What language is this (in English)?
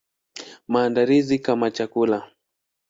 Swahili